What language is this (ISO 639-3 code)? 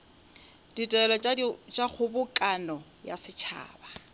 nso